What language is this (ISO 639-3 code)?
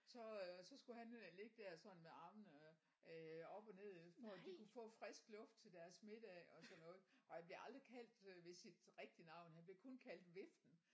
dan